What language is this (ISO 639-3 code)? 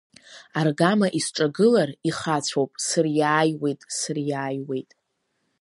abk